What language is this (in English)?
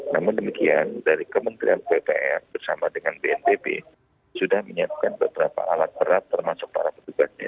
Indonesian